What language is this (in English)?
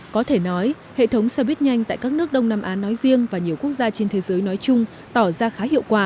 Vietnamese